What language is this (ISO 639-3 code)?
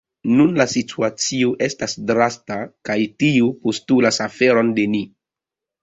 epo